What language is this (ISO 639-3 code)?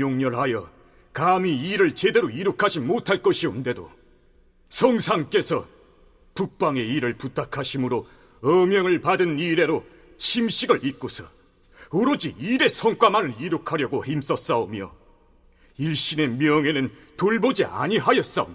kor